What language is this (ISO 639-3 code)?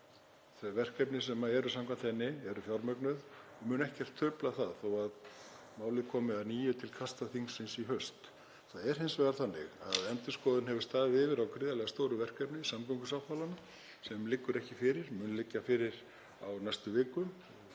isl